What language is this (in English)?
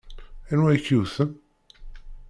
Kabyle